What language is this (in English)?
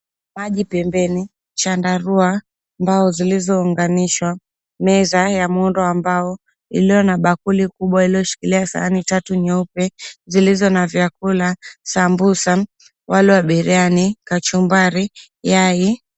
Swahili